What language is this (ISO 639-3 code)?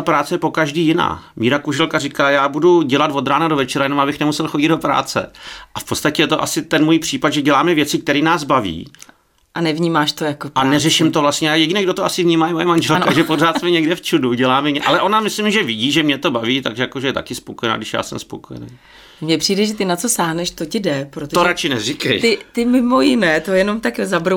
ces